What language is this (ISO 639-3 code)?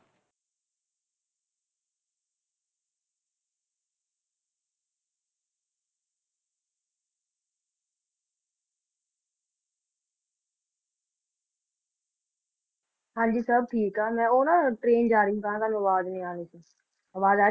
pan